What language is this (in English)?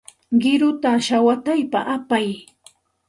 Santa Ana de Tusi Pasco Quechua